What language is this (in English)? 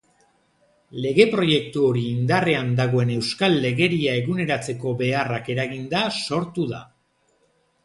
Basque